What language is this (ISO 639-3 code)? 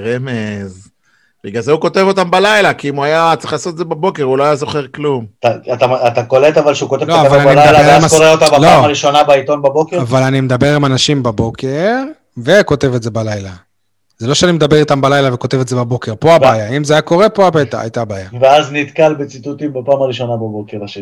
heb